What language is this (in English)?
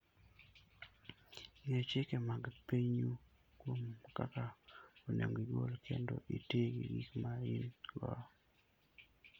Luo (Kenya and Tanzania)